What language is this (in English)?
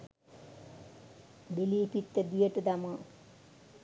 Sinhala